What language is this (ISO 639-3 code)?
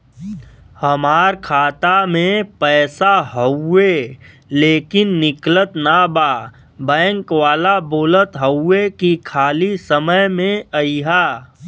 bho